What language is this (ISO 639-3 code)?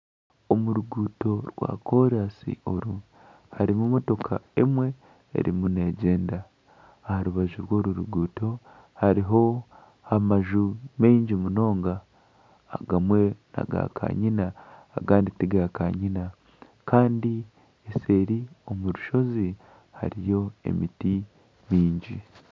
nyn